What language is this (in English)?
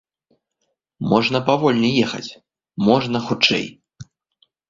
Belarusian